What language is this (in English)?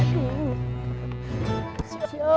Indonesian